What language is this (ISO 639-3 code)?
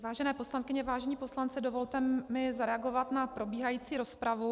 ces